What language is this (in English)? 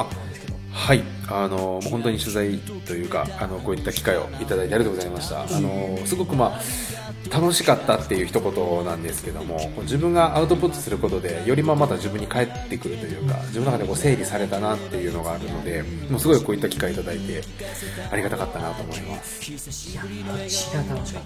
Japanese